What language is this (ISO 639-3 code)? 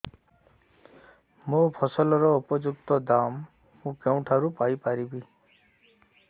ori